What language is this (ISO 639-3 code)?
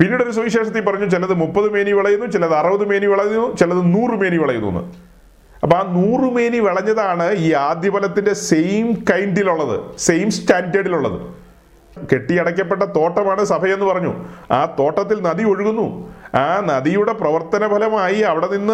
mal